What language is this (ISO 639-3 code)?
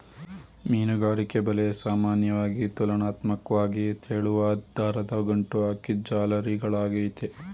kan